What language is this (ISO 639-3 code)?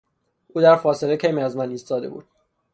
fas